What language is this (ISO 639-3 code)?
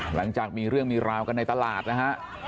tha